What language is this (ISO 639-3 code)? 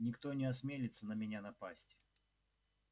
rus